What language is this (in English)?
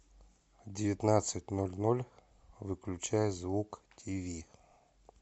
Russian